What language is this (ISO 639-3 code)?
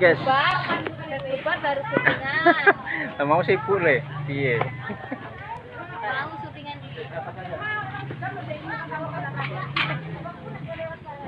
ind